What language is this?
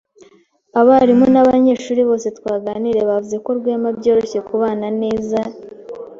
Kinyarwanda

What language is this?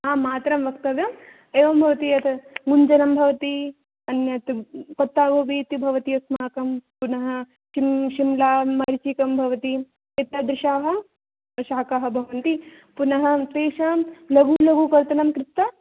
Sanskrit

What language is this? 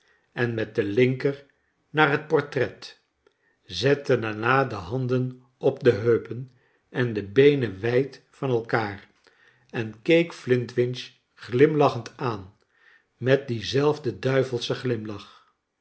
Dutch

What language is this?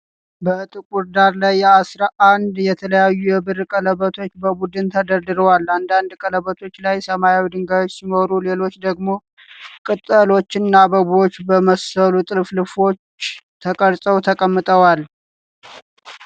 Amharic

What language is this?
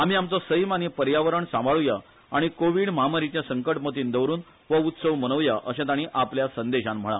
Konkani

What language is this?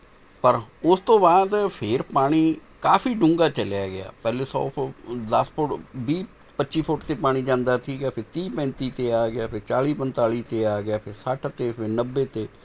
Punjabi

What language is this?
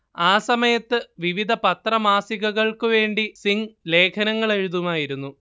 Malayalam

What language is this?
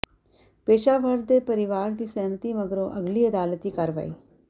Punjabi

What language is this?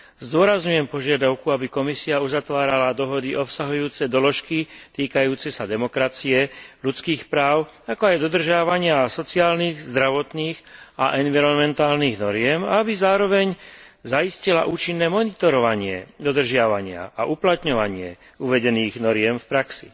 Slovak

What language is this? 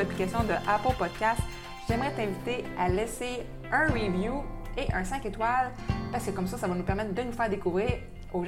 French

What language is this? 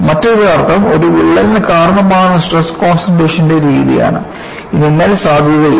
Malayalam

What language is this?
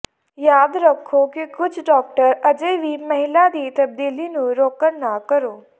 Punjabi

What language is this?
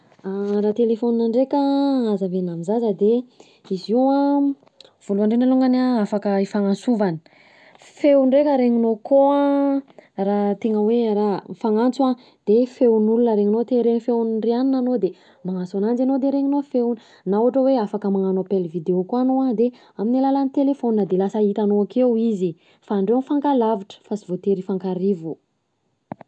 Southern Betsimisaraka Malagasy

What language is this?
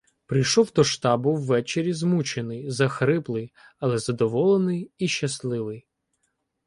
Ukrainian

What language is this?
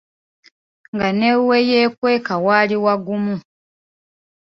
Ganda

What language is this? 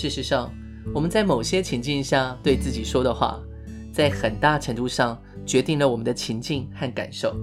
Chinese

